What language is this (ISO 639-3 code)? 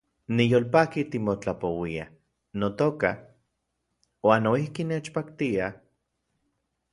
ncx